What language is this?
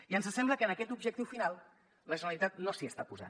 Catalan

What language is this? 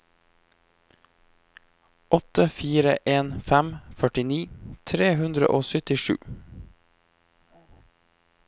Norwegian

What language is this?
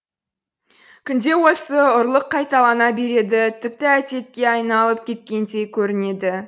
Kazakh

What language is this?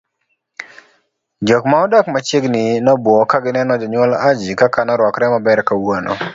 Luo (Kenya and Tanzania)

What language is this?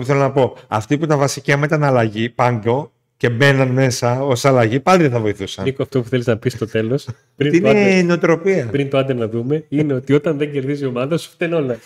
Greek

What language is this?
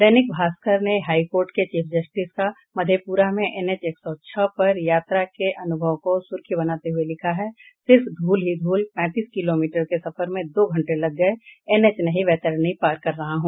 Hindi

